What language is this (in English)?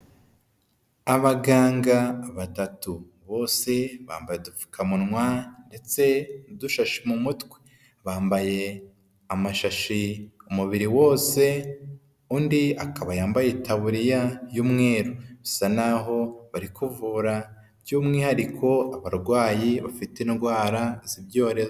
Kinyarwanda